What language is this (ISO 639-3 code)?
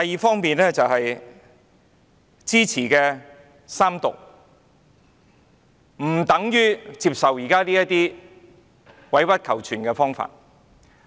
yue